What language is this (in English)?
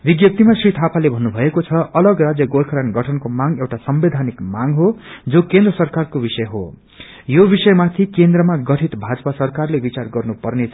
Nepali